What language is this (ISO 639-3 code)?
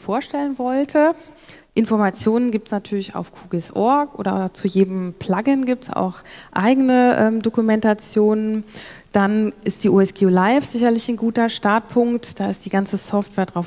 deu